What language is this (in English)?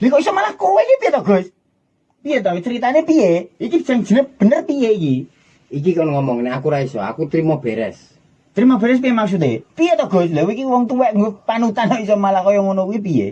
Indonesian